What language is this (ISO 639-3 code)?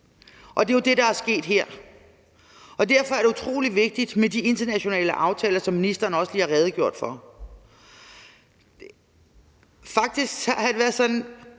dan